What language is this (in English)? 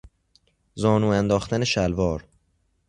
Persian